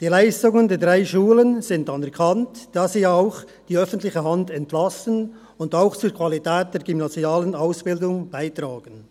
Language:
Swiss German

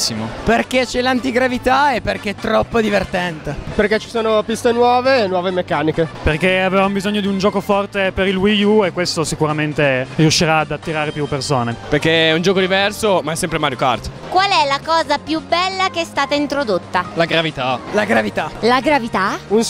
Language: Italian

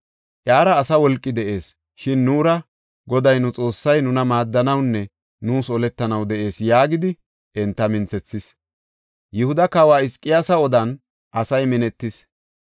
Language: Gofa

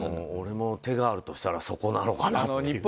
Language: Japanese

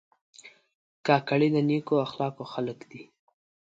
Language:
Pashto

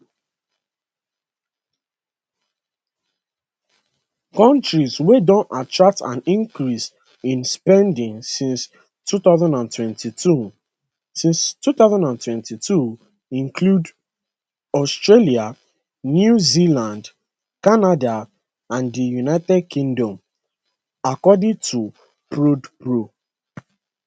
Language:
Nigerian Pidgin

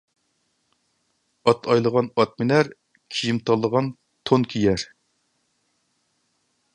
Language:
Uyghur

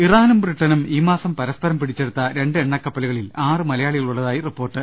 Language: Malayalam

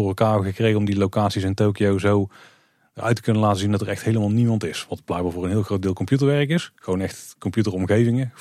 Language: Dutch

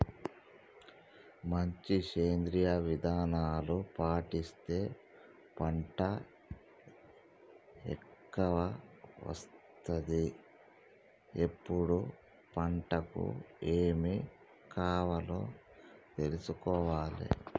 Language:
Telugu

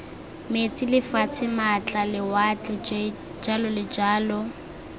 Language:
Tswana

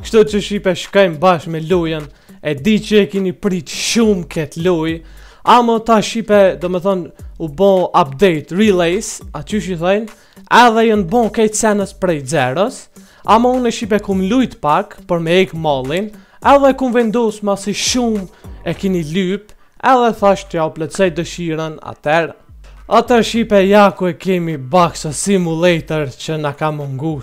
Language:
Romanian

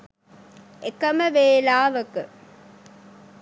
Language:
Sinhala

